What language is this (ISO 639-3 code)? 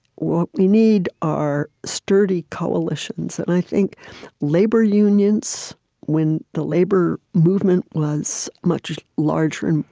eng